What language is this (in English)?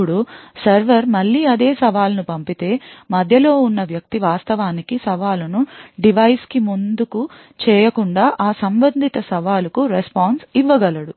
Telugu